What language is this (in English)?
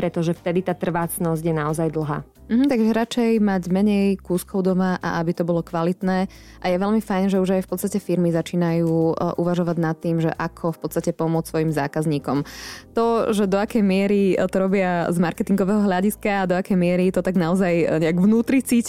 Slovak